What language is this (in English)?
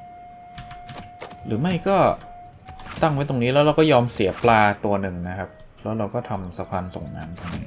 Thai